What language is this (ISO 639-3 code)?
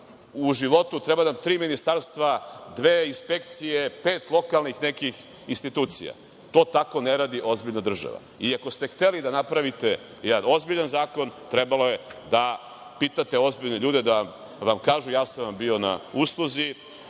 srp